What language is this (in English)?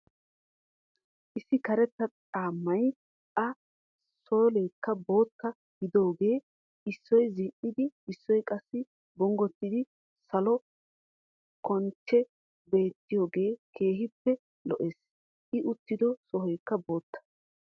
Wolaytta